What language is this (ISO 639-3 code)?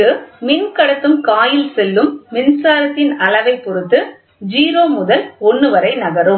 tam